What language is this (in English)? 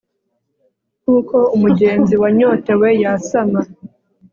Kinyarwanda